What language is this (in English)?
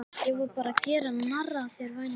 Icelandic